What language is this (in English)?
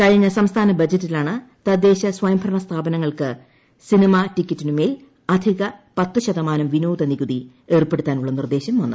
Malayalam